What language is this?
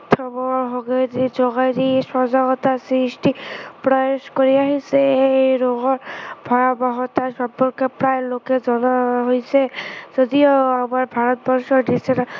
Assamese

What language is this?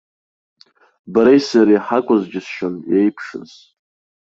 Abkhazian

